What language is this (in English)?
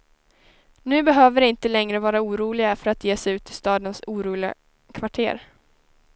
Swedish